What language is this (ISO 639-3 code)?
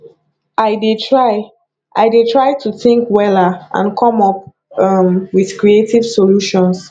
pcm